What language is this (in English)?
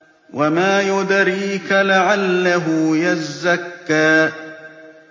Arabic